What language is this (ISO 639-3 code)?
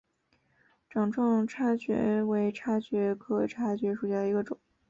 zho